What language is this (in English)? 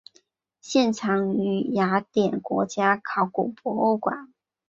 Chinese